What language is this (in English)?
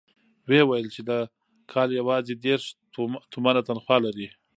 Pashto